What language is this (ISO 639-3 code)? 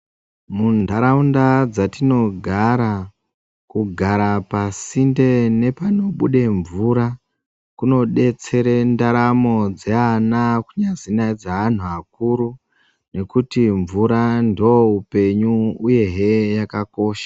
ndc